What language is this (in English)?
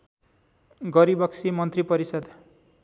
Nepali